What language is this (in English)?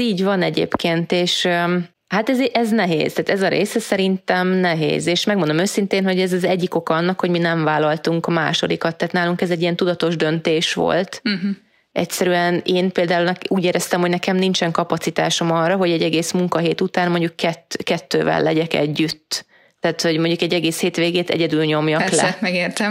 Hungarian